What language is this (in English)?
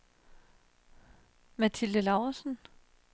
Danish